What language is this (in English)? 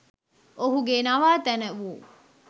Sinhala